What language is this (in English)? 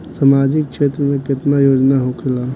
Bhojpuri